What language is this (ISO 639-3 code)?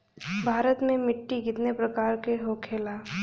bho